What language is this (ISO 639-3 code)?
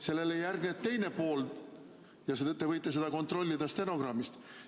est